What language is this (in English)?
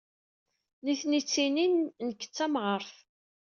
Kabyle